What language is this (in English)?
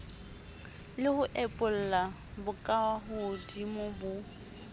Southern Sotho